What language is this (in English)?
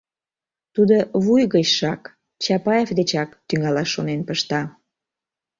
Mari